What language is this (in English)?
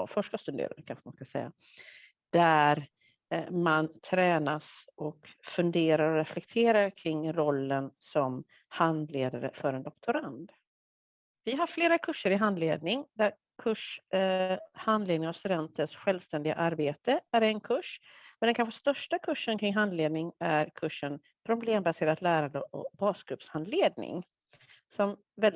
Swedish